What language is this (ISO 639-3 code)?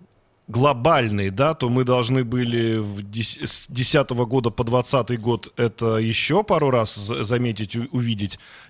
rus